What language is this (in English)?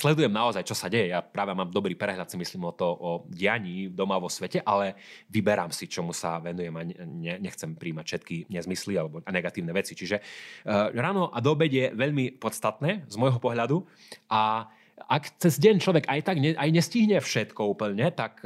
Slovak